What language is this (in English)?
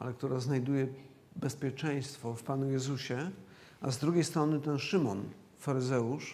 Polish